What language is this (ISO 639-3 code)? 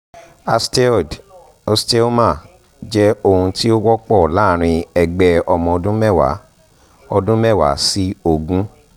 yor